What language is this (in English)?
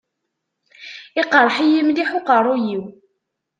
Kabyle